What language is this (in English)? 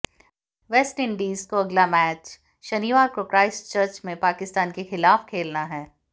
Hindi